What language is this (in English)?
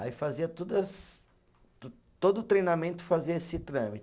Portuguese